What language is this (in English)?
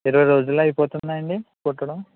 Telugu